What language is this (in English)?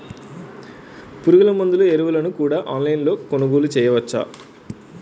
Telugu